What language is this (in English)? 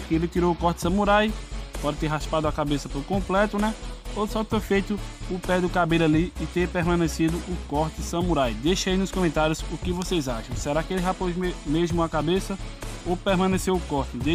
Portuguese